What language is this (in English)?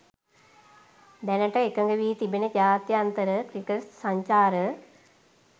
Sinhala